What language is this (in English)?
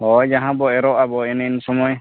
Santali